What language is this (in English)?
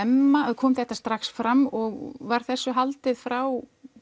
Icelandic